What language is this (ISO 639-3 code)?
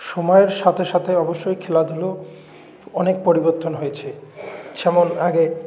ben